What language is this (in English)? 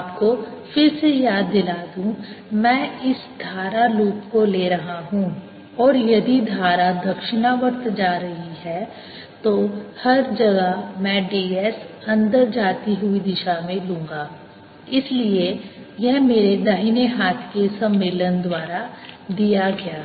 Hindi